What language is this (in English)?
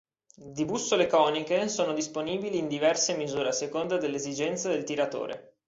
Italian